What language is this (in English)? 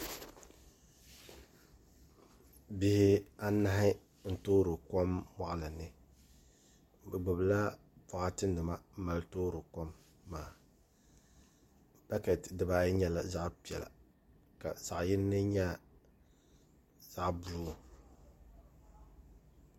Dagbani